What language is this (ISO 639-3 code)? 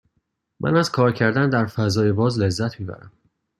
fas